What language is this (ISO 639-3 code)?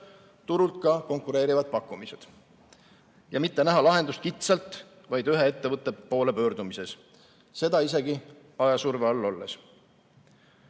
est